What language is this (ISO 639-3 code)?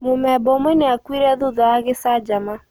kik